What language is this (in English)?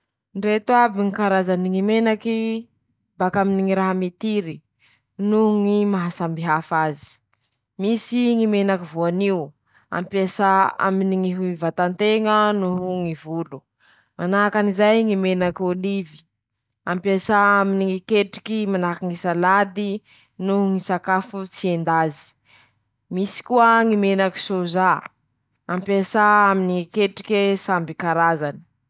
Masikoro Malagasy